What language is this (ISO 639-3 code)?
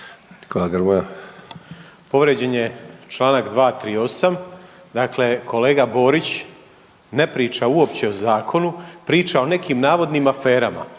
hrv